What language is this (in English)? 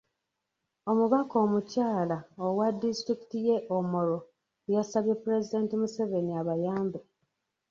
Ganda